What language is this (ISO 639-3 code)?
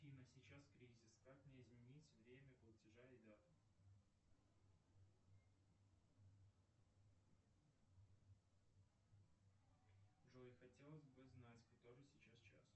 rus